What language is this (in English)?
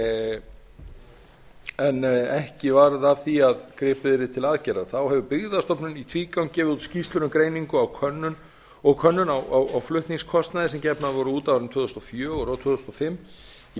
Icelandic